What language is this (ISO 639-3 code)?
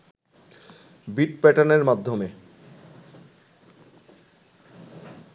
ben